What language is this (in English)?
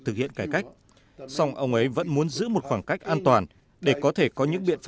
Vietnamese